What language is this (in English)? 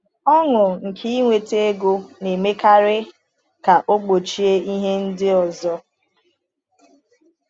Igbo